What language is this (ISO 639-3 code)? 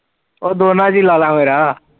pan